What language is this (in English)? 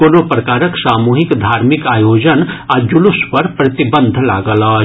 Maithili